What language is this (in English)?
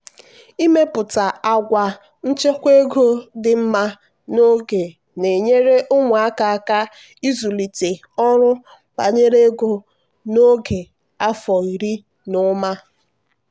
Igbo